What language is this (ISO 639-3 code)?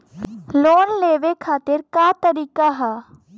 bho